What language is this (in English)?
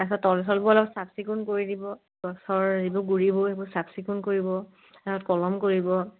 Assamese